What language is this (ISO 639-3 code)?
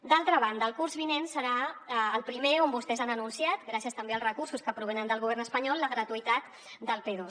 cat